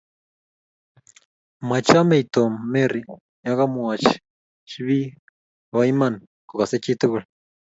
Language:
Kalenjin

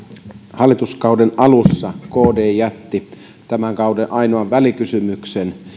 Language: Finnish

